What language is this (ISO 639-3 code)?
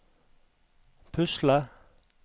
nor